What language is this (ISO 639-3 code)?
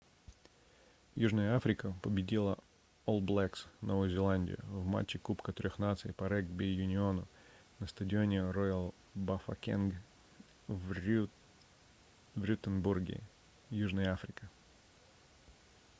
rus